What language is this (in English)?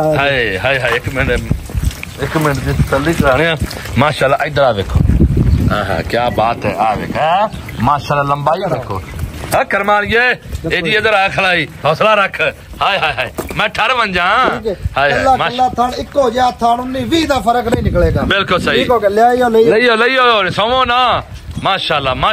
Punjabi